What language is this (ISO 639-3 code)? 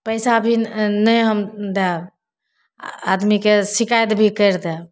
mai